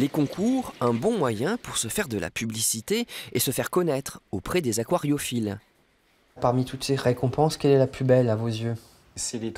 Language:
French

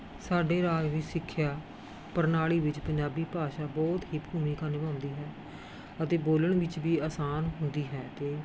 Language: Punjabi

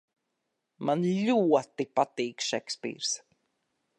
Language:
Latvian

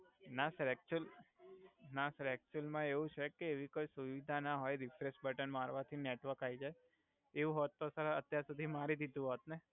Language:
Gujarati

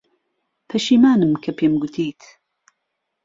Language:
Central Kurdish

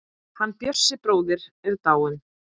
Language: Icelandic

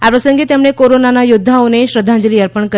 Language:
Gujarati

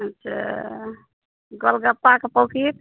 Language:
Maithili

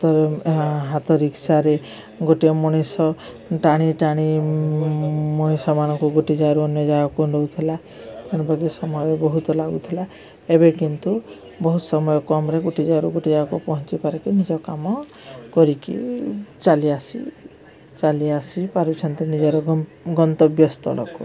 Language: Odia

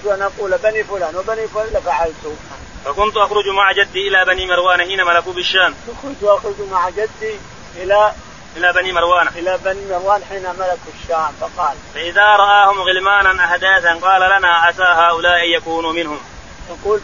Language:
Arabic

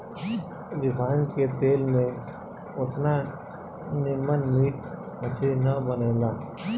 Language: Bhojpuri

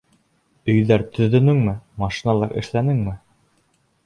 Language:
Bashkir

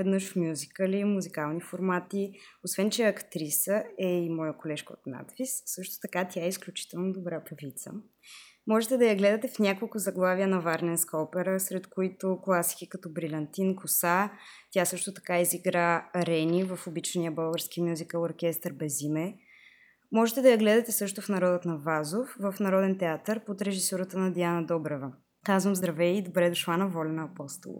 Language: Bulgarian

